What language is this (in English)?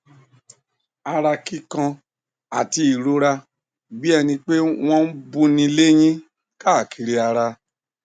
Yoruba